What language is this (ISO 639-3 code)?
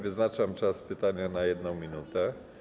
pol